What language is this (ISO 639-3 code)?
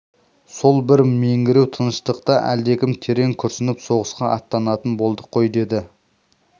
kaz